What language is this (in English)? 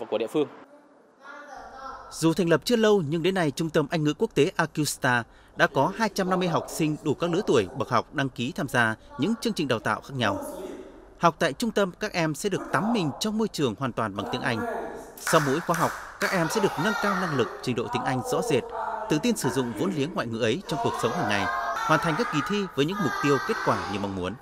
Vietnamese